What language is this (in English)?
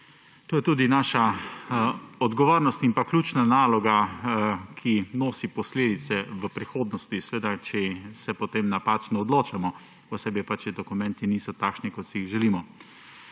Slovenian